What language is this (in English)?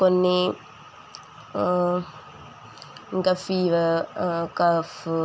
Telugu